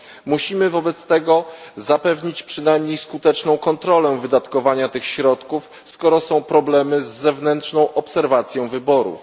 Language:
Polish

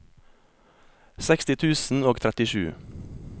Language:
Norwegian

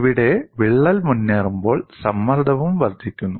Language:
Malayalam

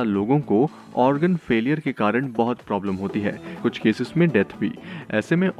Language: Hindi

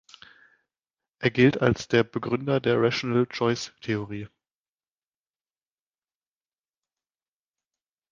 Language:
German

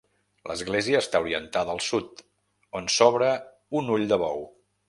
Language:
Catalan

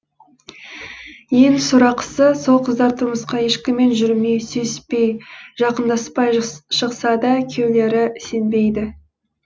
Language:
Kazakh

